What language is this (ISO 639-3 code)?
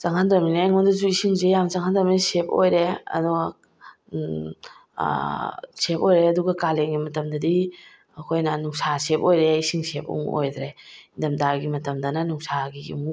mni